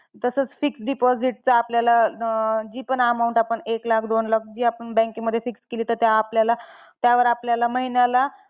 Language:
Marathi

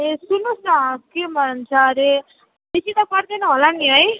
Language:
Nepali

